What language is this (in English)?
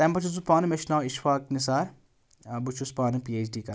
Kashmiri